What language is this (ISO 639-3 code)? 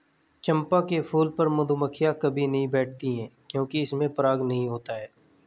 hin